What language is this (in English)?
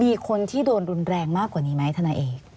Thai